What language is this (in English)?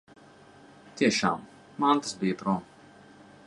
Latvian